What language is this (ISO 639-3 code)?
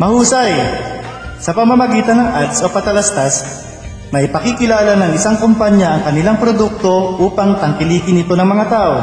fil